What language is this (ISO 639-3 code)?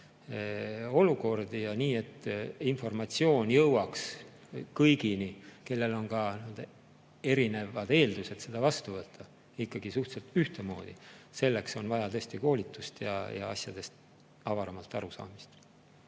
est